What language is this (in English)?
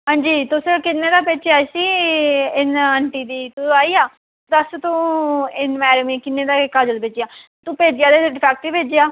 Dogri